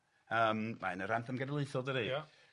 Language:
Welsh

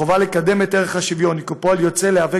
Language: Hebrew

